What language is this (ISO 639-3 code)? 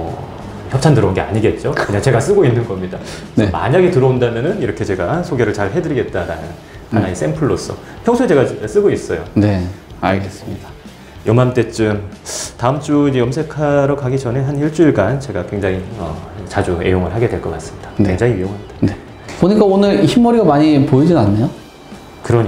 kor